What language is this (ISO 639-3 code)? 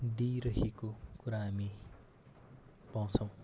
nep